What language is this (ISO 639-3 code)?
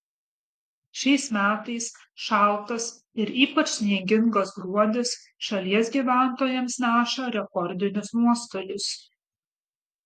lit